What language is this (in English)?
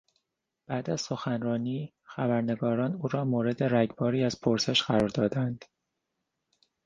Persian